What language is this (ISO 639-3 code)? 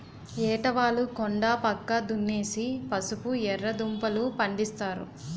tel